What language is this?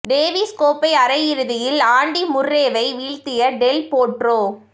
Tamil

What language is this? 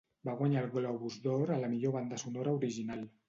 Catalan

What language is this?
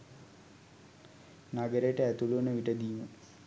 Sinhala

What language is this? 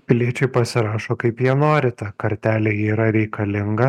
Lithuanian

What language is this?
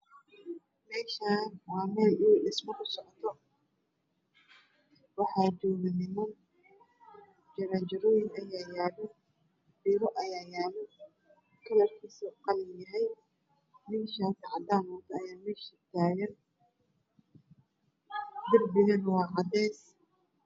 Somali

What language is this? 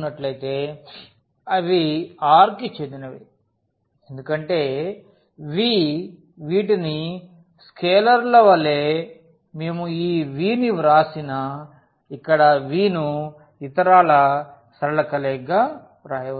Telugu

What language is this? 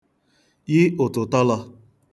Igbo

